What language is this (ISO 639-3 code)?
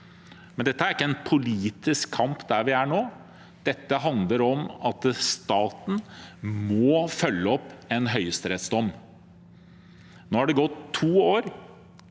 nor